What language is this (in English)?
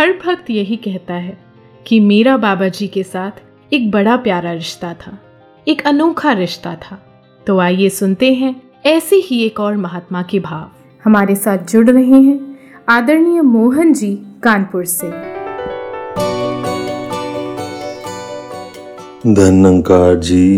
Hindi